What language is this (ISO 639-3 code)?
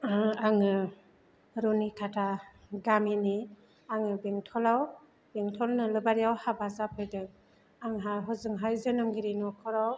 brx